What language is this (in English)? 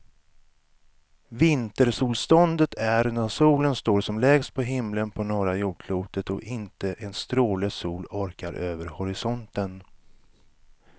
Swedish